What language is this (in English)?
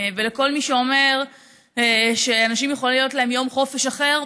Hebrew